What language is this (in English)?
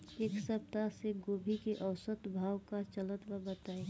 Bhojpuri